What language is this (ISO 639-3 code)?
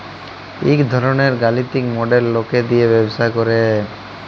ben